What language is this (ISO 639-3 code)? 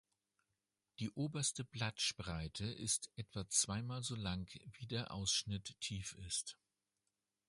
deu